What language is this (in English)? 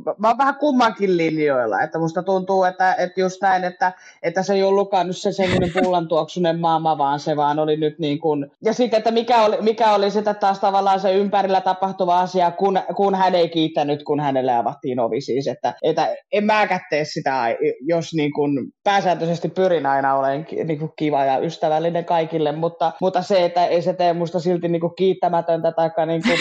Finnish